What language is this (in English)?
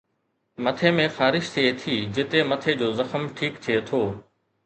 Sindhi